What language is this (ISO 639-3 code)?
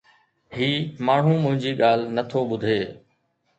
snd